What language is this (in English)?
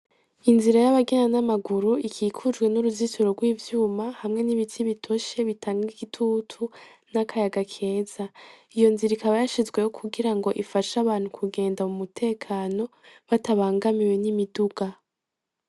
Rundi